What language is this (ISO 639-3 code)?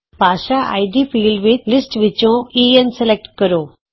pan